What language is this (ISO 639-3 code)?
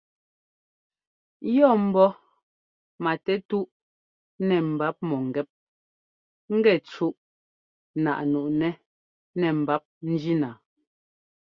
jgo